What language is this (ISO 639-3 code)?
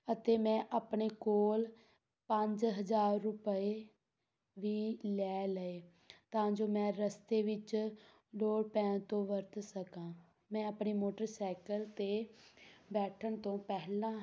pan